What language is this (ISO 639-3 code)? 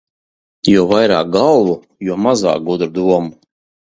lav